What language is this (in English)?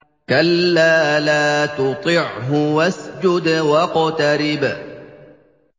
Arabic